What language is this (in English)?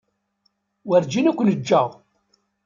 Kabyle